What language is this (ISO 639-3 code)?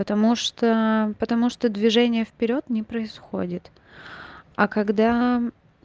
rus